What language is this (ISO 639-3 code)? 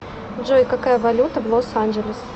rus